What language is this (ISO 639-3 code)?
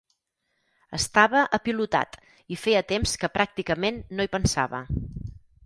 cat